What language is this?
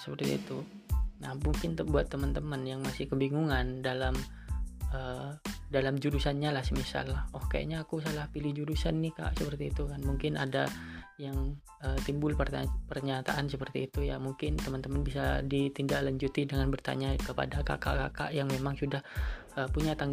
Indonesian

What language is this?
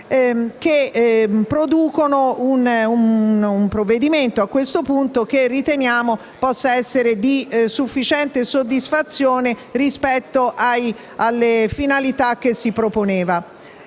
Italian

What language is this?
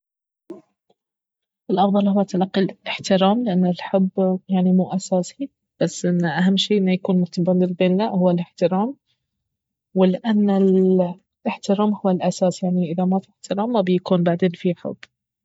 Baharna Arabic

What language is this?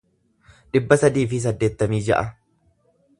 Oromo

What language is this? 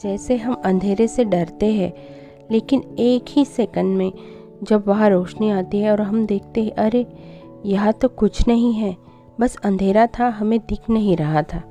Hindi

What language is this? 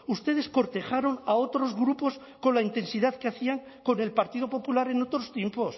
Spanish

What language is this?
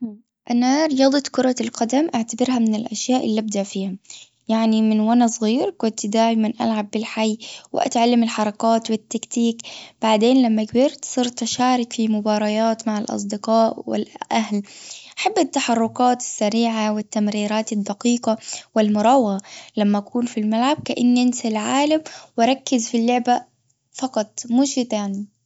Gulf Arabic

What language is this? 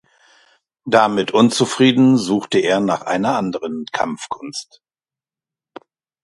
German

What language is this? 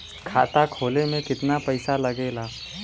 Bhojpuri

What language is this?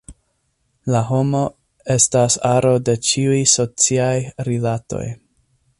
Esperanto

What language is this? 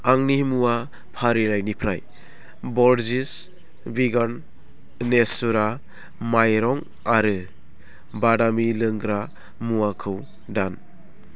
Bodo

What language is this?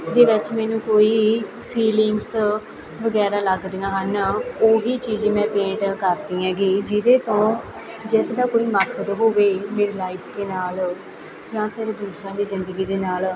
Punjabi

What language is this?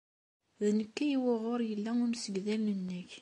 Kabyle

